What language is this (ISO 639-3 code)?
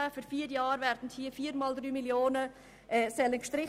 gsw